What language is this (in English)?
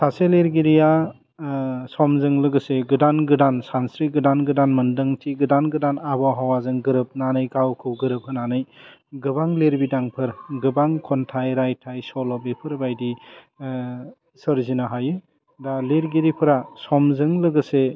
Bodo